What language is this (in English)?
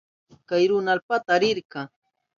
Southern Pastaza Quechua